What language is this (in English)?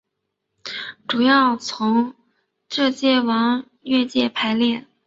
Chinese